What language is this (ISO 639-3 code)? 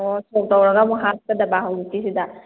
mni